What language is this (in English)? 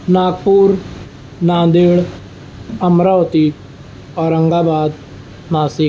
Urdu